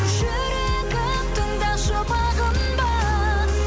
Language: Kazakh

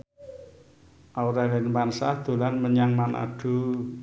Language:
Javanese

